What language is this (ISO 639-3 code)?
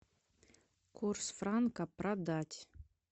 rus